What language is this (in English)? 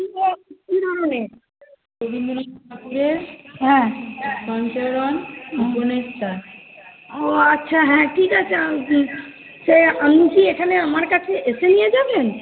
Bangla